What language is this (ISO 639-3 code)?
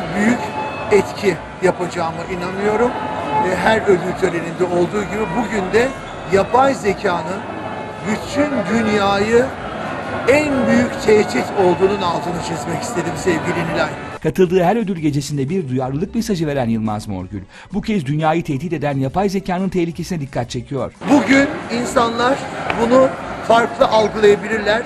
tur